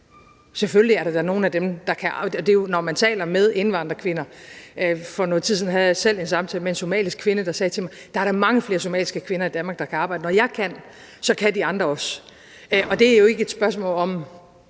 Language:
Danish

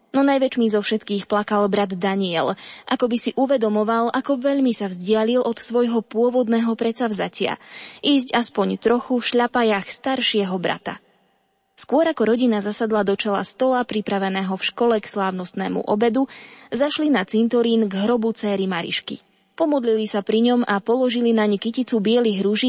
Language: Slovak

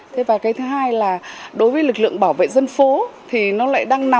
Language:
Vietnamese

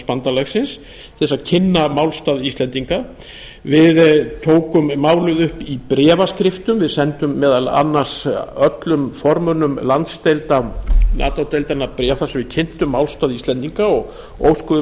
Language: Icelandic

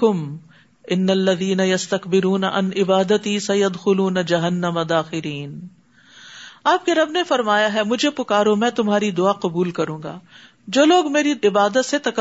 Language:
Urdu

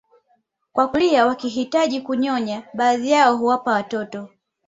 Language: Swahili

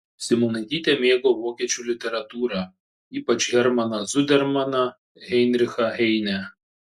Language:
Lithuanian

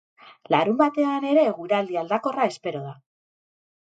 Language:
Basque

